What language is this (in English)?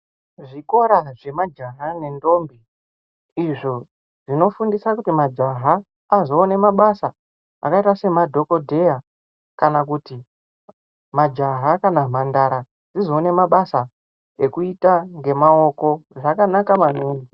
Ndau